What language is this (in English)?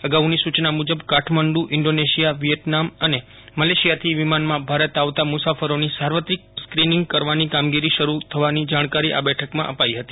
Gujarati